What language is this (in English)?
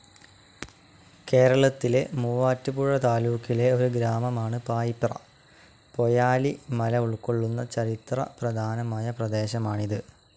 Malayalam